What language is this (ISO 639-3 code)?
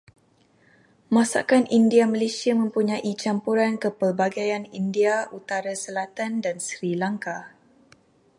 msa